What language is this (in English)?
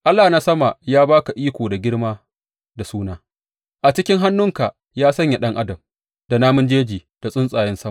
Hausa